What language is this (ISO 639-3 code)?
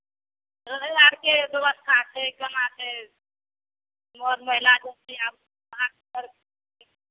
mai